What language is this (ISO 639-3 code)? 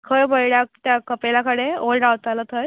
kok